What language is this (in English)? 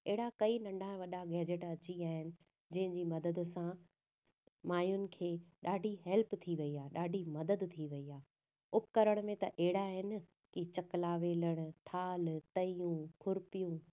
Sindhi